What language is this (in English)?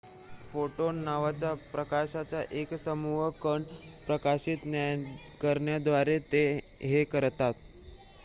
Marathi